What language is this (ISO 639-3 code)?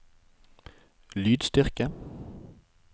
nor